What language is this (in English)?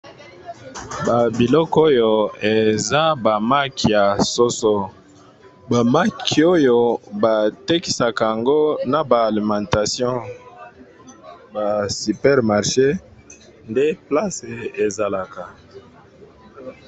Lingala